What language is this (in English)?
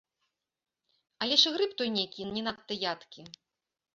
Belarusian